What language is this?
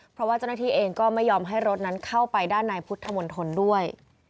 Thai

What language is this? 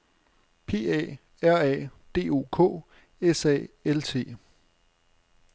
Danish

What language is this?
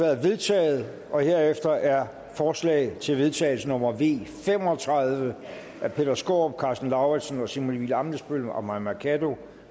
Danish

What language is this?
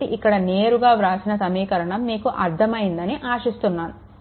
Telugu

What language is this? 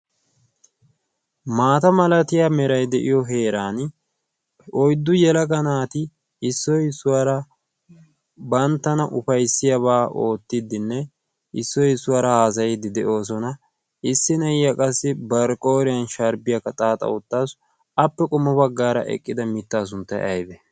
Wolaytta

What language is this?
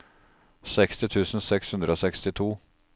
Norwegian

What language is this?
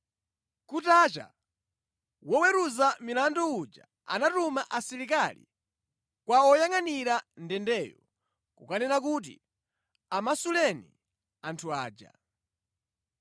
Nyanja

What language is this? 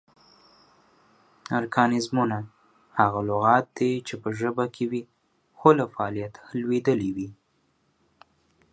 Pashto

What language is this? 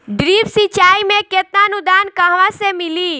Bhojpuri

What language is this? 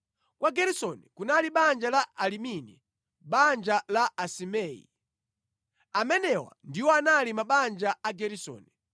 Nyanja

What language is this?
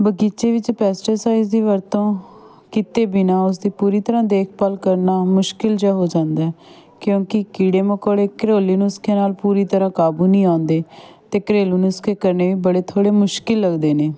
Punjabi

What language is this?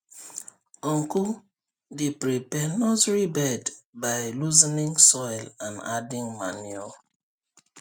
Nigerian Pidgin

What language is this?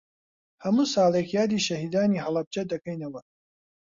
Central Kurdish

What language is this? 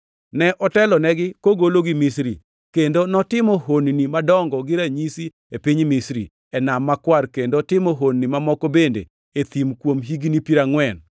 Luo (Kenya and Tanzania)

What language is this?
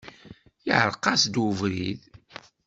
Kabyle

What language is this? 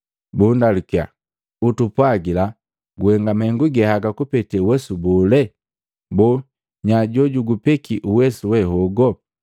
Matengo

